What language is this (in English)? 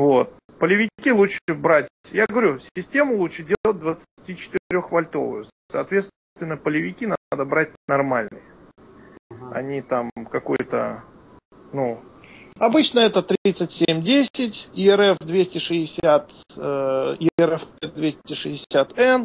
Russian